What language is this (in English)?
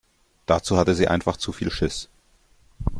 German